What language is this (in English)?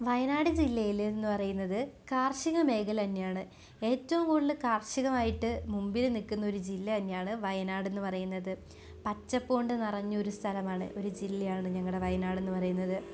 Malayalam